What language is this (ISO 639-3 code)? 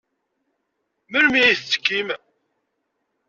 kab